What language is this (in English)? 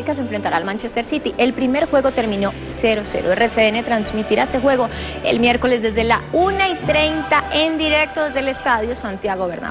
Spanish